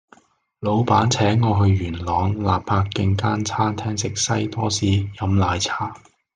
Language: Cantonese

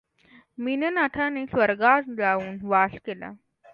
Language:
Marathi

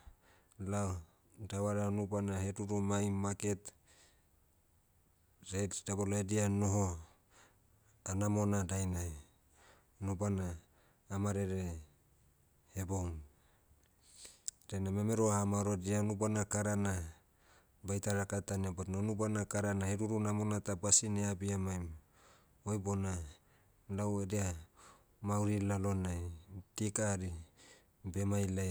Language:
Motu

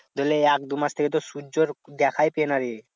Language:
Bangla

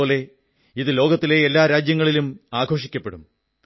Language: Malayalam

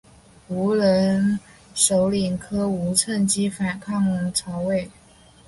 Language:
Chinese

